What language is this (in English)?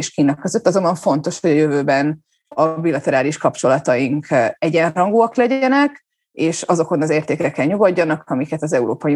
Hungarian